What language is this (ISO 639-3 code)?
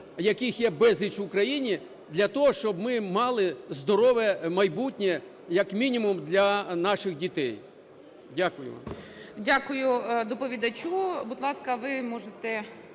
ukr